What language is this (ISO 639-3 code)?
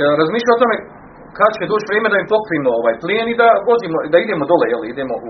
hrv